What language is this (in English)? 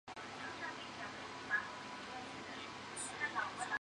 Chinese